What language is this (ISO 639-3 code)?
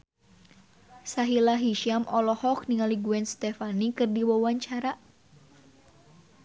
sun